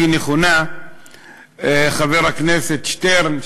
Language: Hebrew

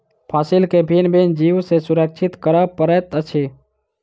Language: Maithili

